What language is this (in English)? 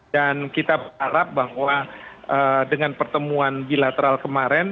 Indonesian